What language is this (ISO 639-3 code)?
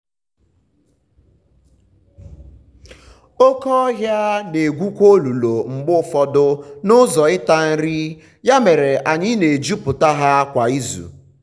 ibo